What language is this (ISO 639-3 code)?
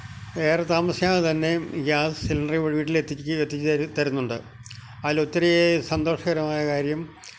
mal